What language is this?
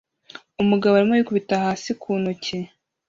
Kinyarwanda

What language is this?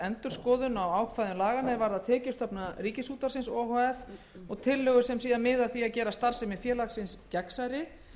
Icelandic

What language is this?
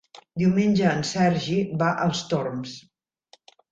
Catalan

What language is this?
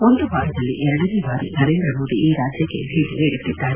Kannada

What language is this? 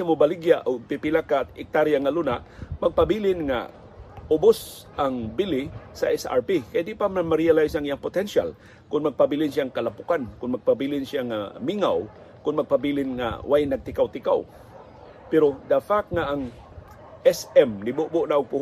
Filipino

